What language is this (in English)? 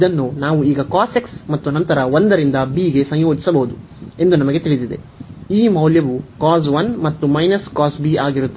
Kannada